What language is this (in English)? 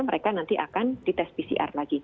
Indonesian